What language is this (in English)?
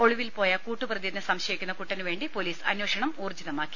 Malayalam